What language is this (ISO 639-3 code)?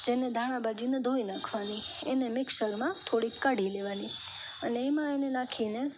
guj